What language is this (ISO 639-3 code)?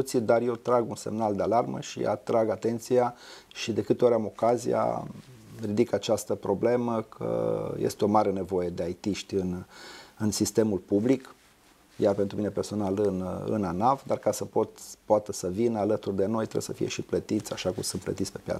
ron